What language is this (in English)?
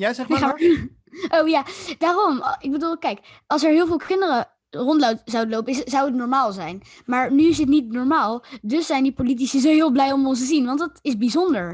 Dutch